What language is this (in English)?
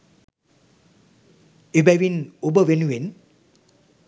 Sinhala